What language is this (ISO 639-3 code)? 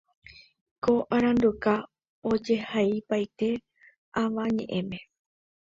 grn